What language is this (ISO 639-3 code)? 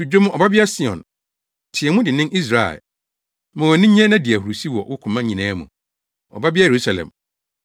aka